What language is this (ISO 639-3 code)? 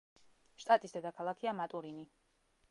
kat